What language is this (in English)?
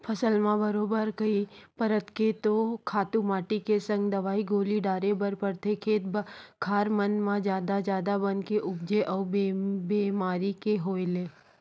Chhattisgarhi